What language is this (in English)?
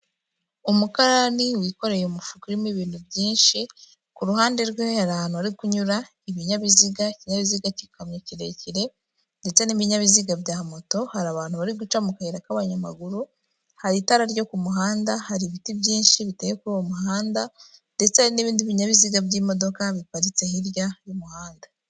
Kinyarwanda